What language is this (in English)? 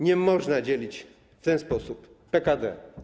Polish